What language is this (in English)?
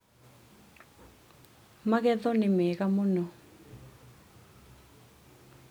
Kikuyu